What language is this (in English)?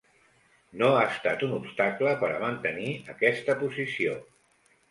Catalan